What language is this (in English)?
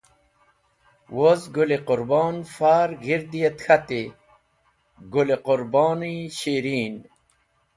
Wakhi